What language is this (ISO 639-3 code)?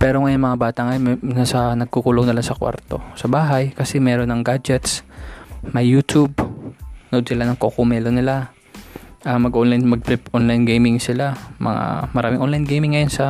fil